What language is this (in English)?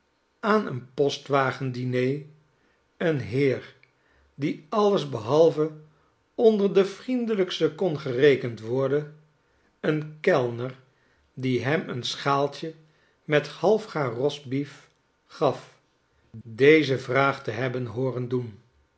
Dutch